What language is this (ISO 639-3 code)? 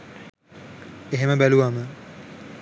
sin